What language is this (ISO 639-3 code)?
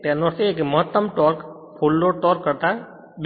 guj